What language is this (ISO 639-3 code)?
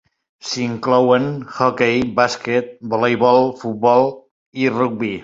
cat